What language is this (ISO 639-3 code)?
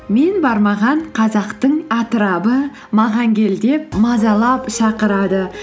kaz